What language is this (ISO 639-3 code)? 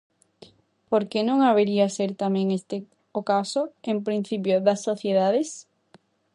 glg